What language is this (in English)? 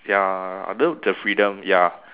English